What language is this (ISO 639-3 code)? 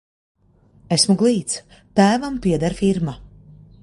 lav